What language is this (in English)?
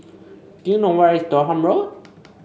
English